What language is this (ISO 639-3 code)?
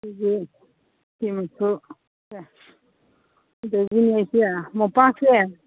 mni